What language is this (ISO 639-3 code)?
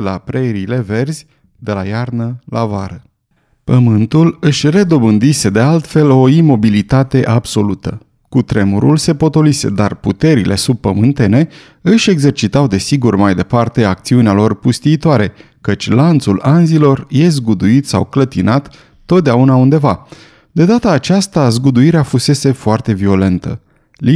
ron